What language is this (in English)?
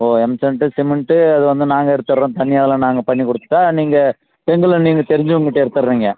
Tamil